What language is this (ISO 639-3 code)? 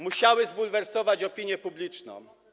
pol